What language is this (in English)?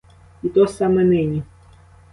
Ukrainian